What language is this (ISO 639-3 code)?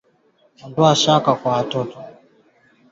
swa